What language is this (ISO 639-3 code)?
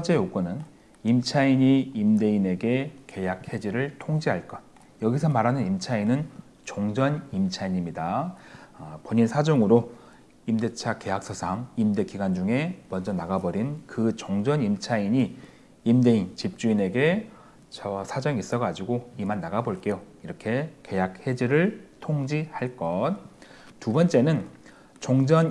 kor